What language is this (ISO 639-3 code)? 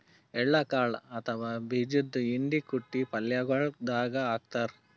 kan